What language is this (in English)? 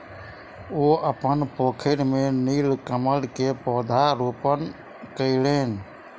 Maithili